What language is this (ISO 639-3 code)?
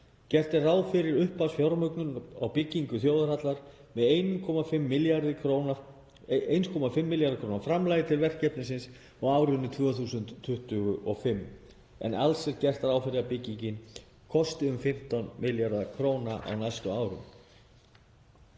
isl